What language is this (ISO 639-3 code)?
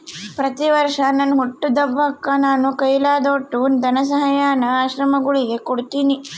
kan